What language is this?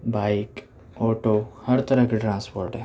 Urdu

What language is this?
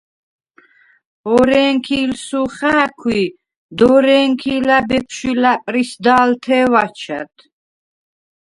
Svan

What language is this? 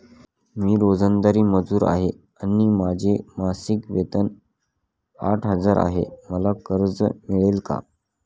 Marathi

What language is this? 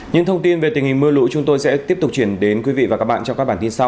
Vietnamese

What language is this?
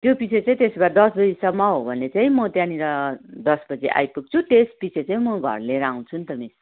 Nepali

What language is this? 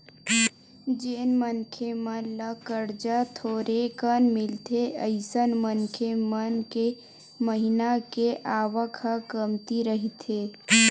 Chhattisgarhi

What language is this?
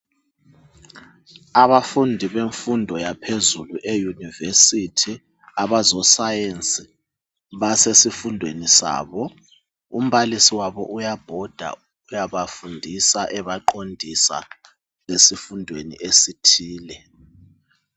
North Ndebele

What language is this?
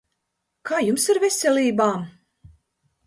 Latvian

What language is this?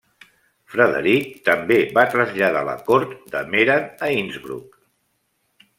Catalan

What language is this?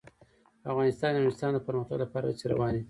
Pashto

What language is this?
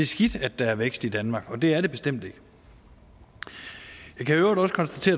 Danish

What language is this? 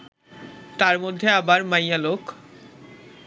Bangla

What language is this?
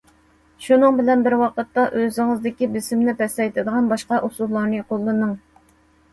Uyghur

